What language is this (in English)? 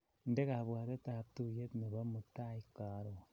Kalenjin